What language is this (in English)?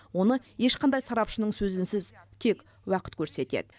Kazakh